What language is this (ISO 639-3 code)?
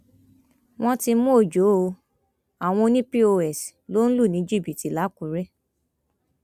yor